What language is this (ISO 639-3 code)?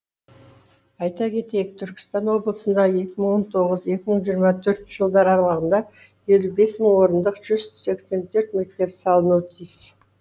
kaz